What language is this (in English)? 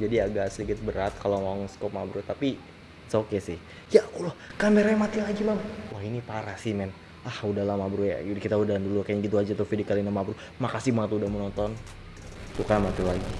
Indonesian